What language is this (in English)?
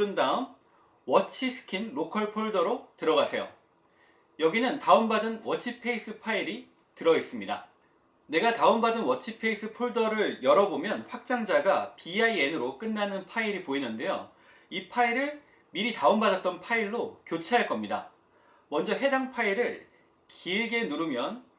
Korean